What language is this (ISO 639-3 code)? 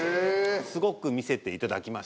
jpn